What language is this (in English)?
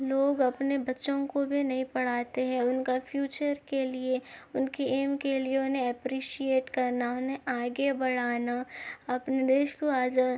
Urdu